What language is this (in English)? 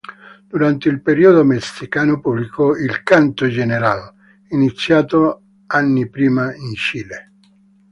Italian